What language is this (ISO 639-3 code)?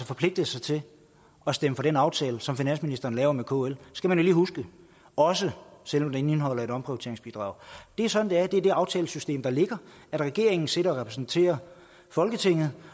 dan